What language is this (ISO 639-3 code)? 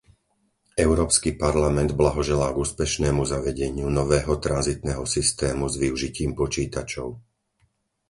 slk